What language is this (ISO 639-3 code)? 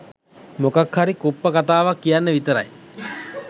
sin